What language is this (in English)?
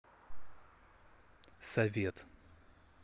Russian